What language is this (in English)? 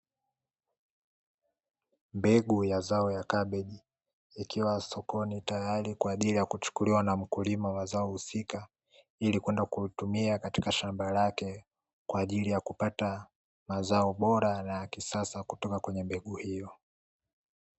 Swahili